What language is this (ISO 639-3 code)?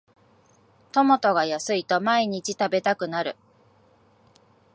jpn